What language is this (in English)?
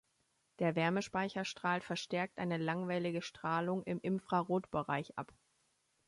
German